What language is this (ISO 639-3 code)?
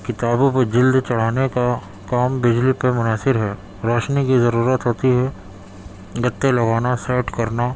urd